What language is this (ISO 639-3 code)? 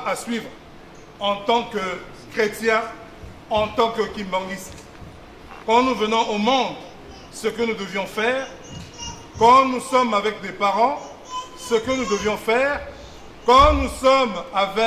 fra